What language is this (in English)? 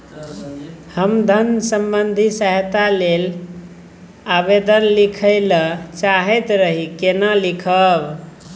Maithili